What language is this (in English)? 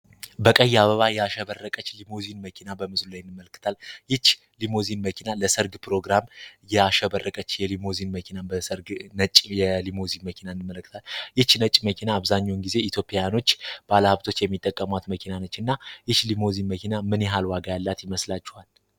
Amharic